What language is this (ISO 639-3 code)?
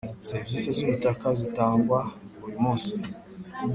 kin